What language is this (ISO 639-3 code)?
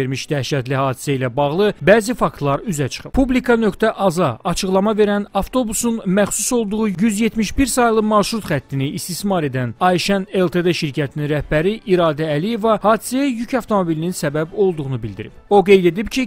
tur